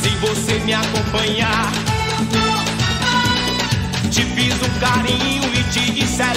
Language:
Thai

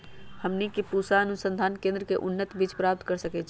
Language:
Magahi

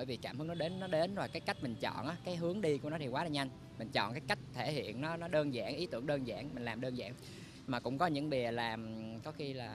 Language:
Vietnamese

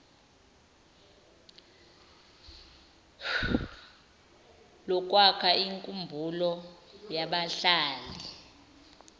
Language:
Zulu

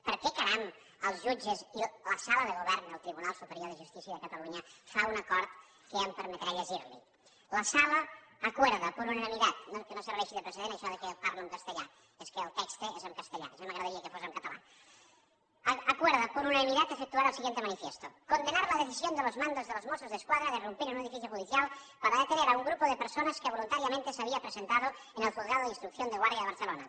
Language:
Catalan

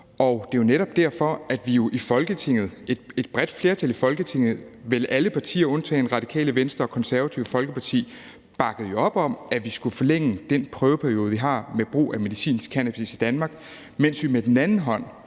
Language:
Danish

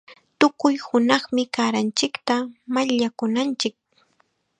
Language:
Chiquián Ancash Quechua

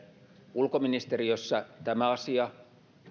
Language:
Finnish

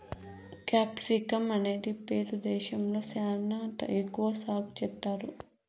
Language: Telugu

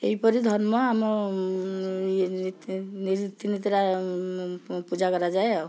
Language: Odia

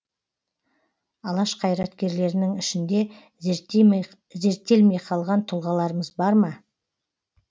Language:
Kazakh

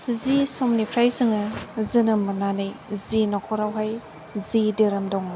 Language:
Bodo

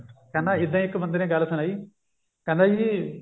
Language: Punjabi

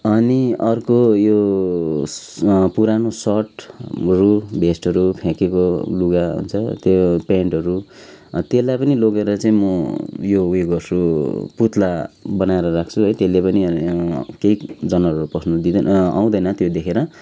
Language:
Nepali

